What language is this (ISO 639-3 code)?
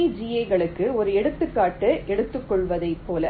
tam